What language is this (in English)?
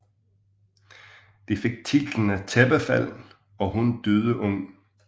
Danish